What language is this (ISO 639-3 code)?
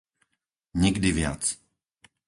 slk